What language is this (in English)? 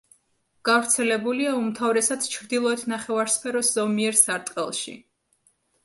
Georgian